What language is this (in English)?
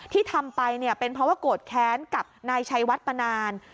Thai